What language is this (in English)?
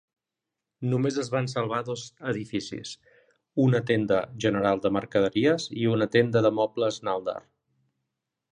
Catalan